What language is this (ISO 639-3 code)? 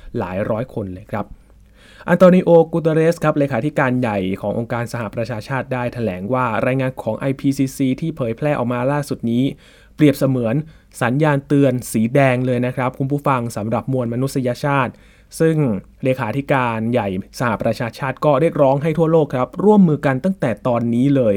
tha